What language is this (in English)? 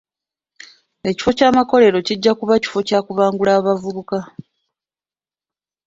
Ganda